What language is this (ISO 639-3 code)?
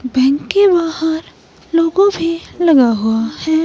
hin